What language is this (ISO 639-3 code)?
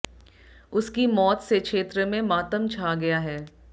hin